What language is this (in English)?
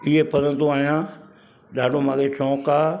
Sindhi